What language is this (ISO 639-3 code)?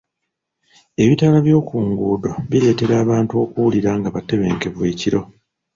lug